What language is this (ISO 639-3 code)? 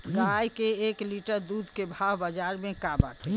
bho